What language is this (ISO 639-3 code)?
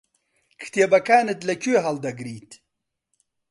ckb